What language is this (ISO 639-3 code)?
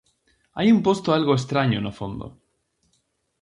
glg